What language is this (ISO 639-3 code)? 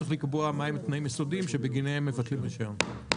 heb